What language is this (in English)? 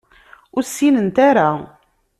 Kabyle